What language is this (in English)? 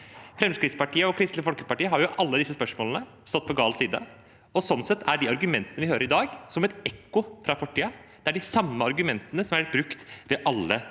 Norwegian